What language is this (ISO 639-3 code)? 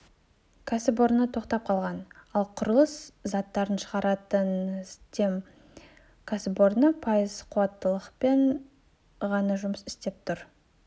kaz